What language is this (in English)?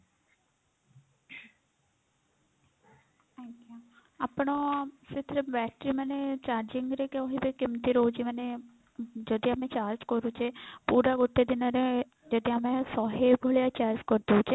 Odia